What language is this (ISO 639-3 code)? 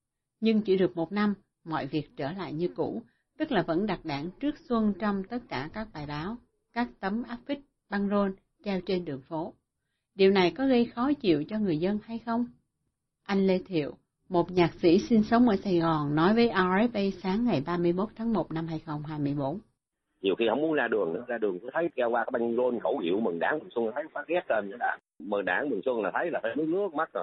vie